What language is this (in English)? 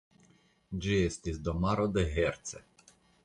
Esperanto